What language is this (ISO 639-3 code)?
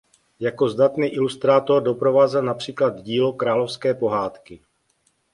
ces